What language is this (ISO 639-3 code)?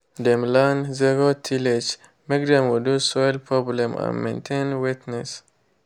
pcm